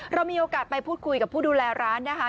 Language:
Thai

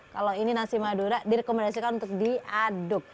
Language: Indonesian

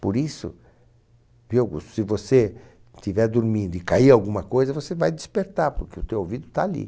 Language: Portuguese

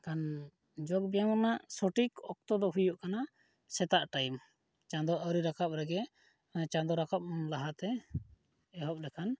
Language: Santali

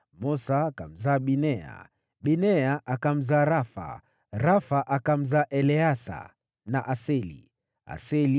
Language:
Swahili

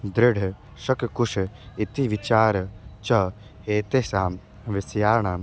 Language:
Sanskrit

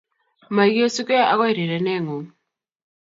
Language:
Kalenjin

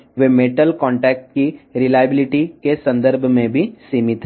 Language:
Telugu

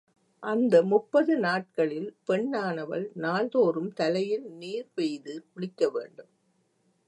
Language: Tamil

